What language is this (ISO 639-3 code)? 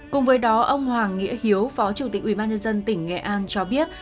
vie